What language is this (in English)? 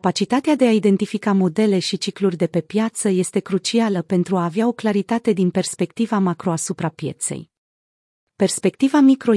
Romanian